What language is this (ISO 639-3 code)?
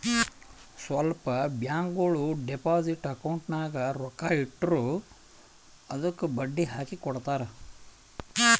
kan